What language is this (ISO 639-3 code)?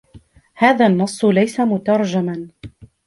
ara